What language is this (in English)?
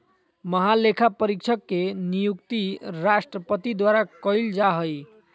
Magahi